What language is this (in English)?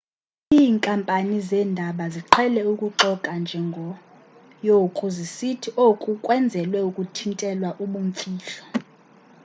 Xhosa